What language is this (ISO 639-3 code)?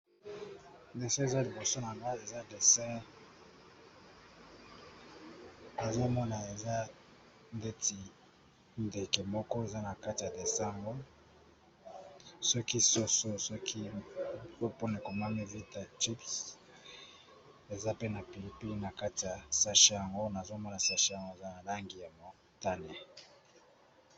lin